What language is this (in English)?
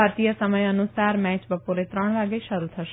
Gujarati